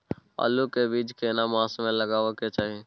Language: Maithili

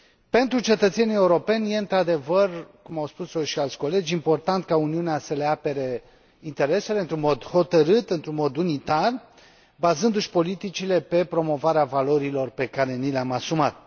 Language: Romanian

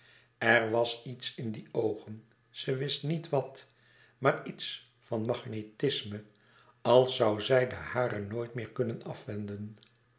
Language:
Dutch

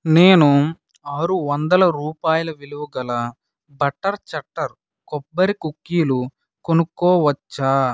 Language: Telugu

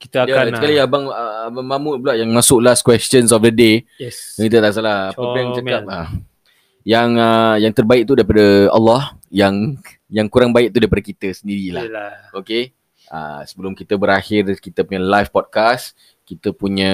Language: Malay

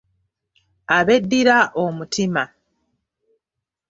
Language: Ganda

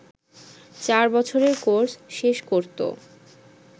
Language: Bangla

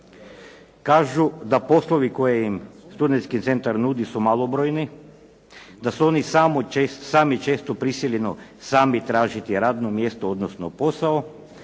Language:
Croatian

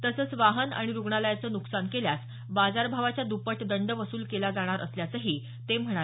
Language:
Marathi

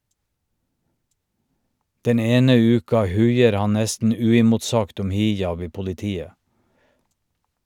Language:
Norwegian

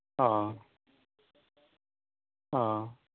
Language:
Assamese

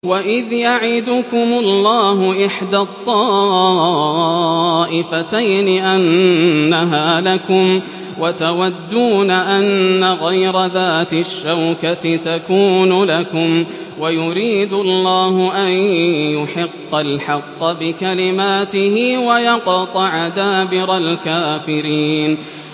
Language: Arabic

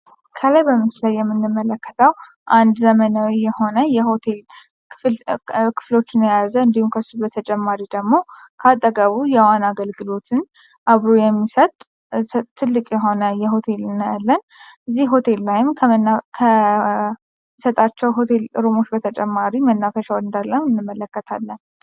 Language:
Amharic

